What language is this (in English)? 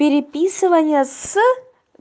Russian